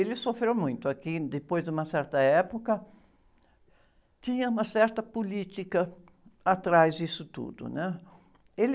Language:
Portuguese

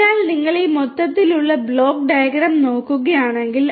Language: Malayalam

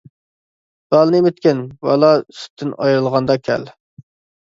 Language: Uyghur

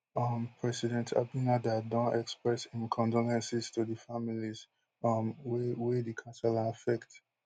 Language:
Nigerian Pidgin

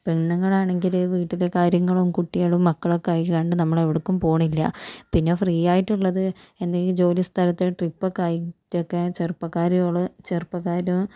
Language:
Malayalam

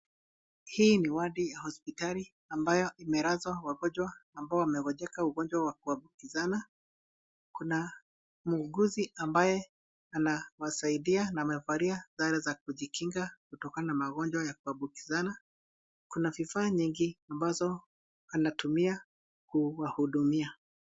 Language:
Swahili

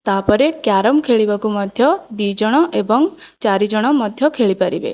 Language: Odia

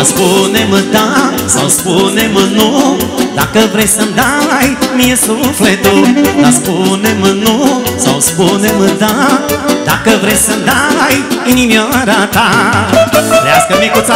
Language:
Romanian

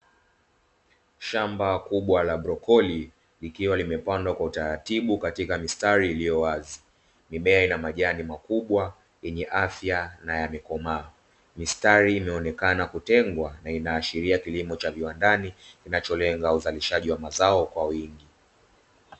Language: Swahili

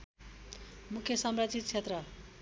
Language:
Nepali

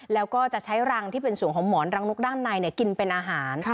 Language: Thai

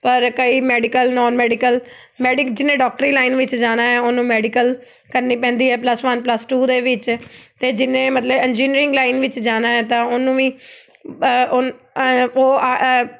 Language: Punjabi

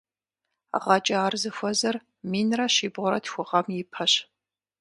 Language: Kabardian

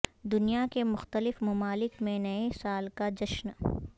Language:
Urdu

